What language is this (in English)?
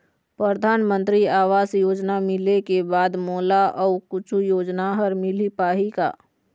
Chhattisgarhi